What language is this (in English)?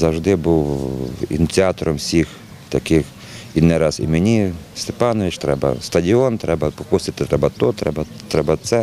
Ukrainian